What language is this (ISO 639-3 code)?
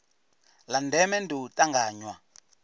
ven